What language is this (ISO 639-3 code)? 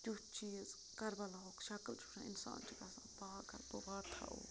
kas